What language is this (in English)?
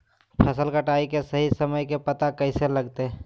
Magahi